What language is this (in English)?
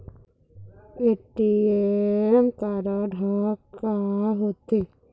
Chhattisgarhi